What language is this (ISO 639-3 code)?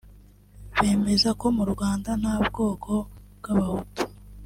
kin